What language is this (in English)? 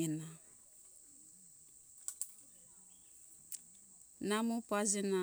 Hunjara-Kaina Ke